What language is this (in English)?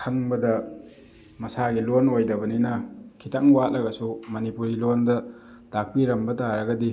Manipuri